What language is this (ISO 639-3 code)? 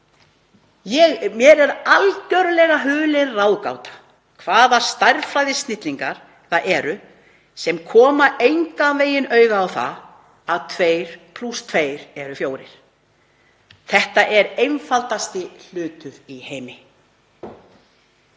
isl